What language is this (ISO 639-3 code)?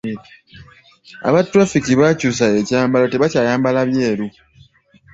lug